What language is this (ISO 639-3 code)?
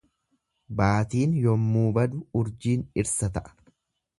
orm